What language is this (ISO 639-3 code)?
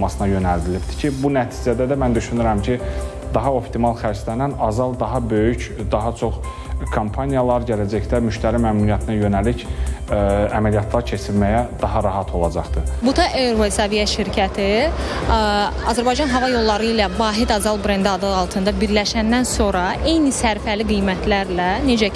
tur